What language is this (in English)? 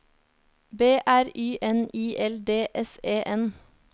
Norwegian